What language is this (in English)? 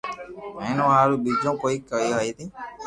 Loarki